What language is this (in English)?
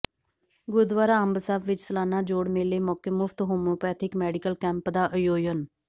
Punjabi